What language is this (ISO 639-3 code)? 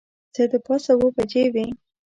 pus